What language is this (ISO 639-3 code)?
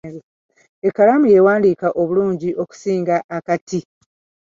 lug